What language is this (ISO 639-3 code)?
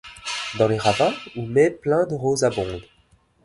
fra